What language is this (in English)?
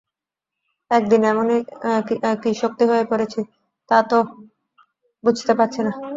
Bangla